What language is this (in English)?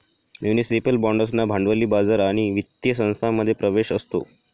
Marathi